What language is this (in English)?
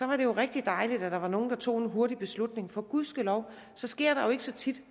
Danish